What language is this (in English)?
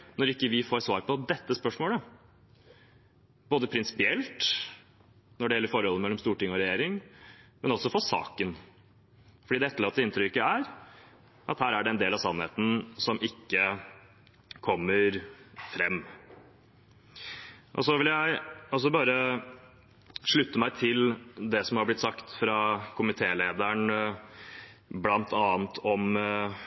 Norwegian Bokmål